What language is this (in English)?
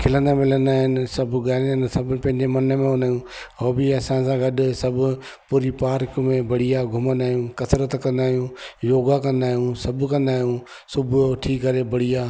Sindhi